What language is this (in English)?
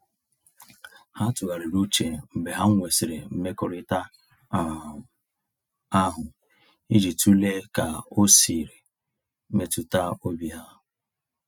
Igbo